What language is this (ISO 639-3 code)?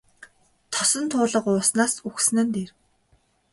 mon